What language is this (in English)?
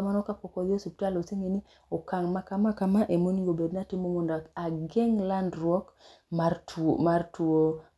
Luo (Kenya and Tanzania)